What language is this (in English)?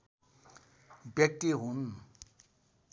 Nepali